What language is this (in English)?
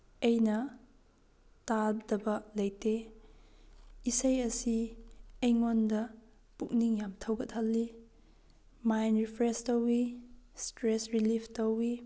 Manipuri